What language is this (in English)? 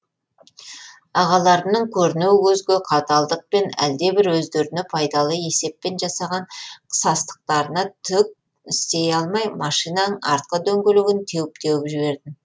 Kazakh